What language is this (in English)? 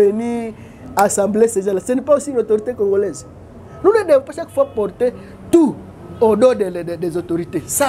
French